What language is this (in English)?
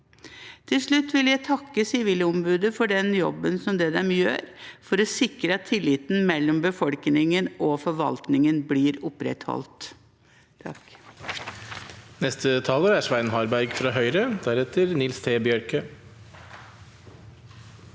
Norwegian